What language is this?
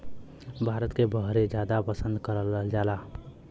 Bhojpuri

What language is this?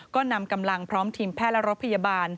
Thai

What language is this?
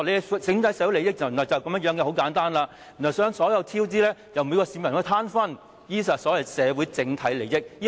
Cantonese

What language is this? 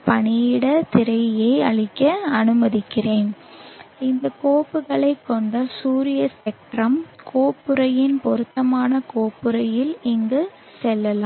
Tamil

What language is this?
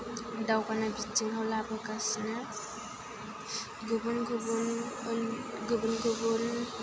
Bodo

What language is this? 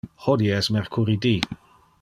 Interlingua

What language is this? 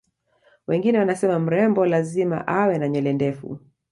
Swahili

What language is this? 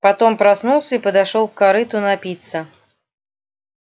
Russian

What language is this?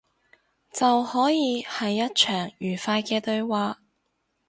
Cantonese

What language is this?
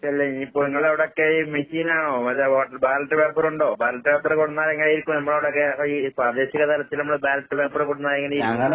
Malayalam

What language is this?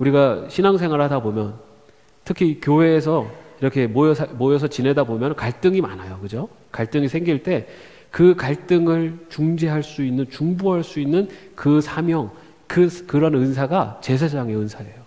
Korean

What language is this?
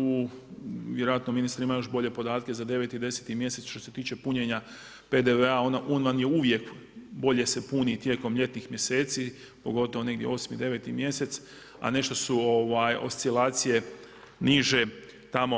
Croatian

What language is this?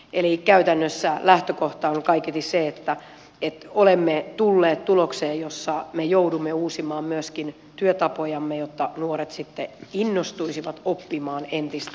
Finnish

